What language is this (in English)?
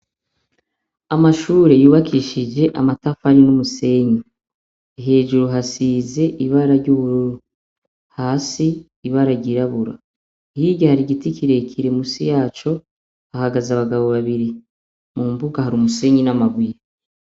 Rundi